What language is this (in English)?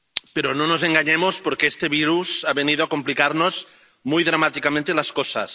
Spanish